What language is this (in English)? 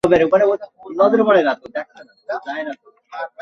Bangla